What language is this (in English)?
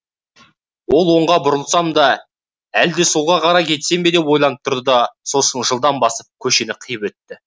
Kazakh